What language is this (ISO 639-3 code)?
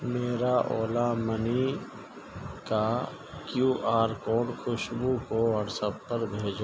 urd